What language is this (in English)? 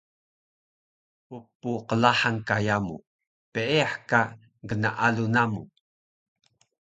Taroko